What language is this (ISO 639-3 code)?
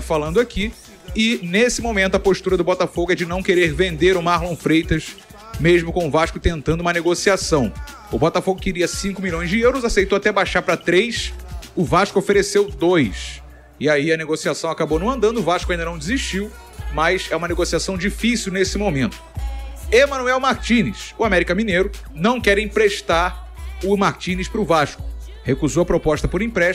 por